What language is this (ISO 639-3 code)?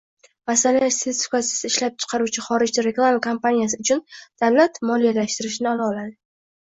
uzb